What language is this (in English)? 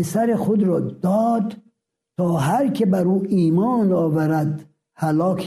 Persian